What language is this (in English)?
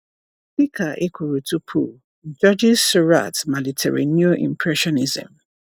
Igbo